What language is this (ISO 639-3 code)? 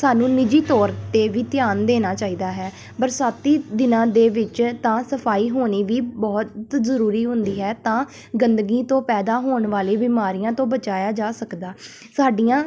pan